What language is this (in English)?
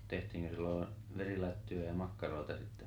Finnish